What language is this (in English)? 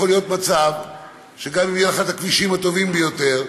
Hebrew